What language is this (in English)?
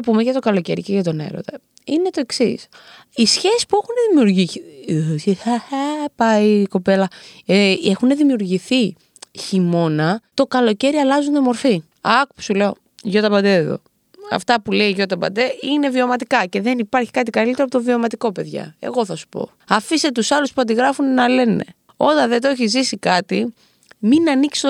Greek